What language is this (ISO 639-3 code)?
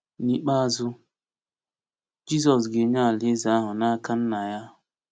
ibo